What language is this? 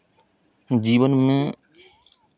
Hindi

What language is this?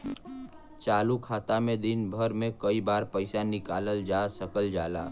Bhojpuri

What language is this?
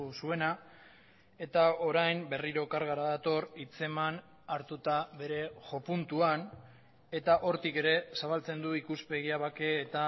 Basque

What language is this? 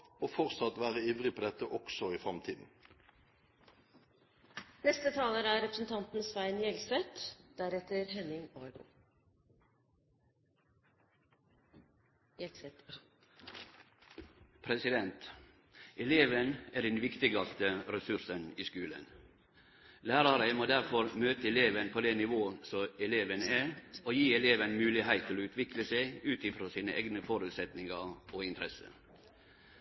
Norwegian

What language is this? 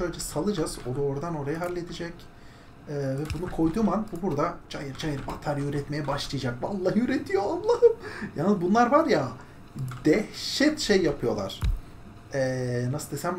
Turkish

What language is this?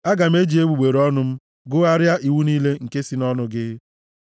Igbo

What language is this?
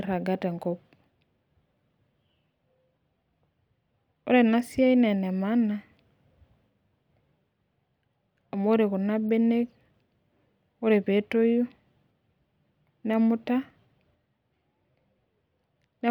Masai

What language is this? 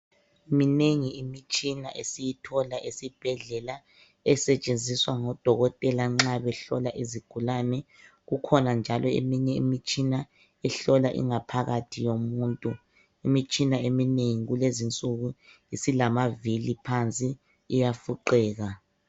North Ndebele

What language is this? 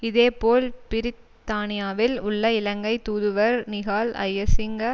Tamil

